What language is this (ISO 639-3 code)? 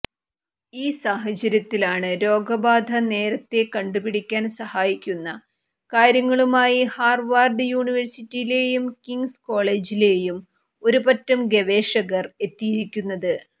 mal